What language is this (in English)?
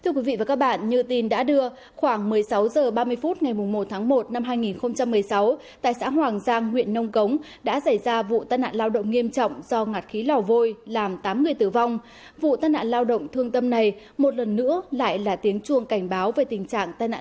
Vietnamese